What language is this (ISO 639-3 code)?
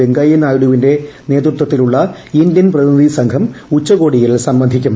mal